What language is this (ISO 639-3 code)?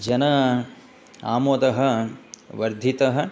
san